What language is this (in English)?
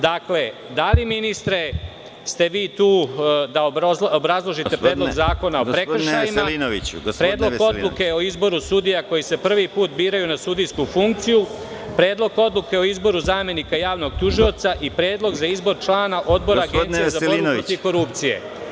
Serbian